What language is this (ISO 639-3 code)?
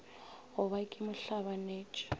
nso